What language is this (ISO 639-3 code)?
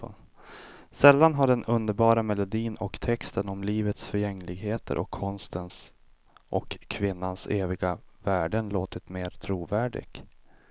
swe